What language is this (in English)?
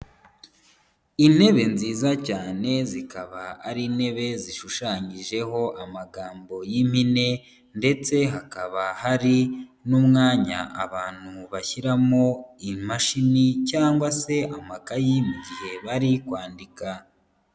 Kinyarwanda